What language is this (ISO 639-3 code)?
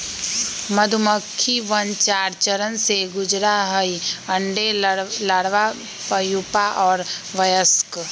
mag